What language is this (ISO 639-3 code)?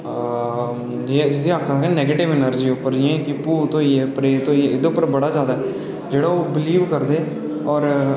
doi